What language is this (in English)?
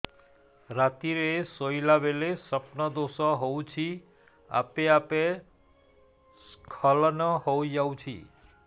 Odia